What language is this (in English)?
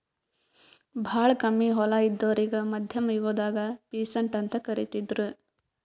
Kannada